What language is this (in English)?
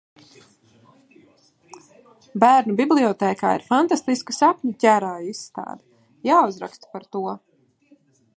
Latvian